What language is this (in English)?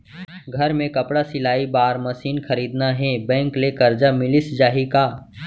Chhattisgarhi